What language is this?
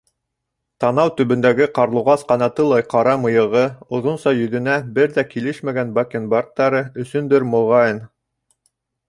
Bashkir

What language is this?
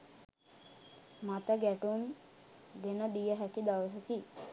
Sinhala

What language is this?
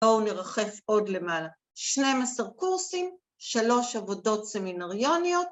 Hebrew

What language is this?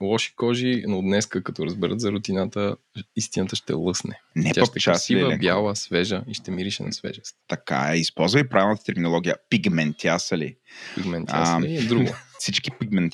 Bulgarian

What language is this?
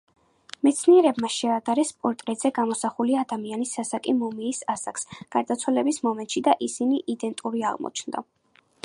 Georgian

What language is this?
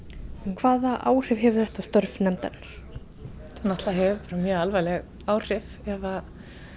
Icelandic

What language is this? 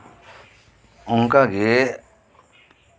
Santali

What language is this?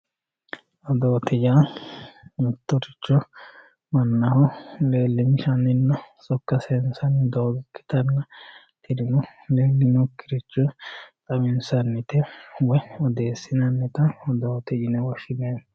Sidamo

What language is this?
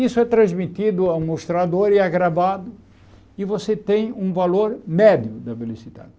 Portuguese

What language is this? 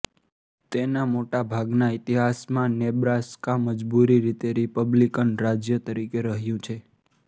Gujarati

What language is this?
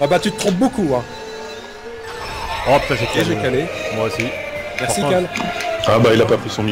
French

